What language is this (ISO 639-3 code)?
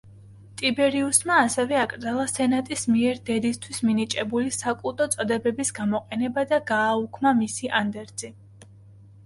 kat